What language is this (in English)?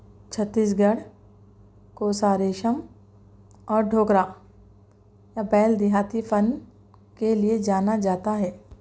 Urdu